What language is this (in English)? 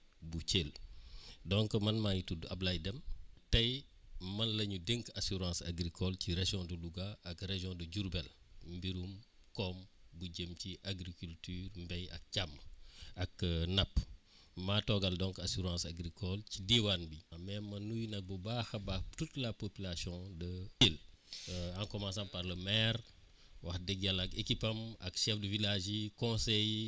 Wolof